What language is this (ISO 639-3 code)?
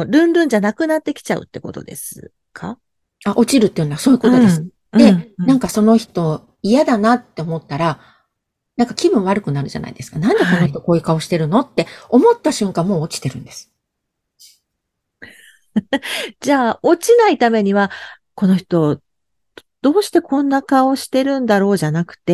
jpn